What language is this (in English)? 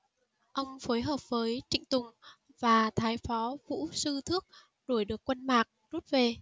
Vietnamese